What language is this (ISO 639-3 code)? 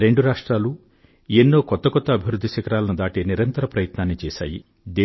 tel